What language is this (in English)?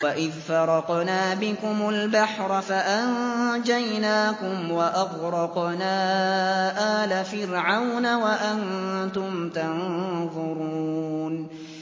Arabic